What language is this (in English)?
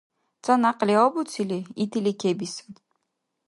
Dargwa